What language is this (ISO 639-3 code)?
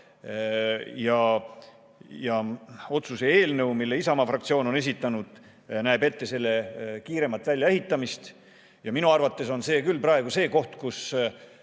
est